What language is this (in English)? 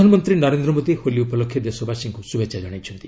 Odia